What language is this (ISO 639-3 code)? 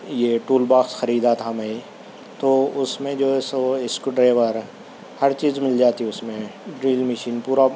urd